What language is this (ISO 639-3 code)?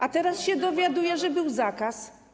pol